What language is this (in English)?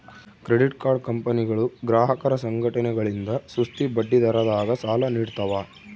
Kannada